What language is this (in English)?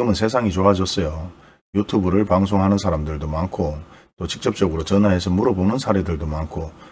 Korean